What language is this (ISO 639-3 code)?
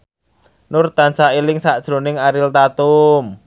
jav